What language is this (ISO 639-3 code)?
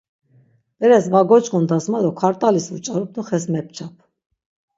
lzz